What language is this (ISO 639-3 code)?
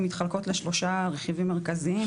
heb